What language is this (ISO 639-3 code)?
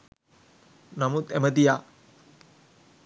sin